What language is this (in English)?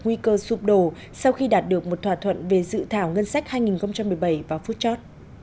Vietnamese